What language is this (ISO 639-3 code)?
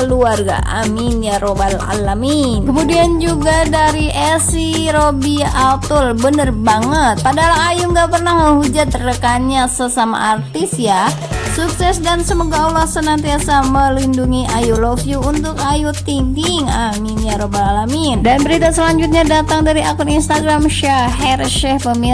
ind